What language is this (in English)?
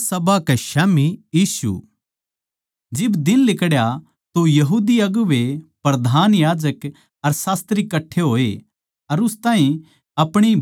Haryanvi